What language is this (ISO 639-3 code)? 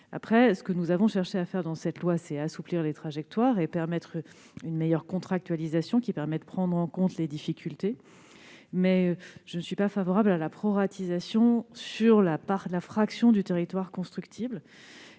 fra